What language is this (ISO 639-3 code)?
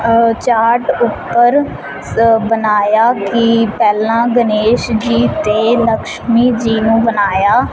pan